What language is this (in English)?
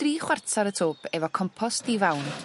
Welsh